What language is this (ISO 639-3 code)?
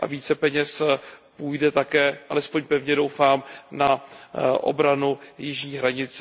ces